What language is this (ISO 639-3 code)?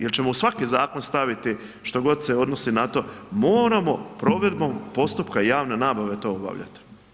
hrv